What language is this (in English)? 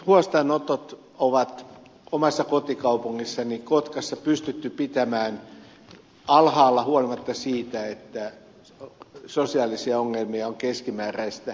Finnish